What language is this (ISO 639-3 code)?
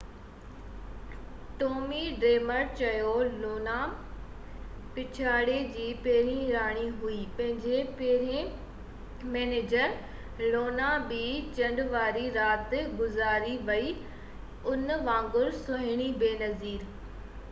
snd